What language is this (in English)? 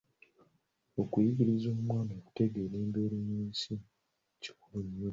Ganda